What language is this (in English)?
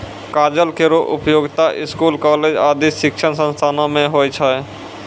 Maithili